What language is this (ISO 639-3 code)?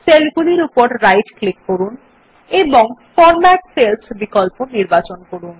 ben